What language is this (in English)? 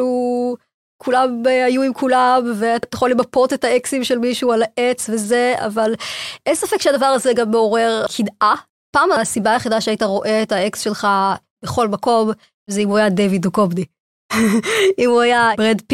Hebrew